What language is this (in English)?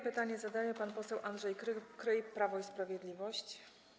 Polish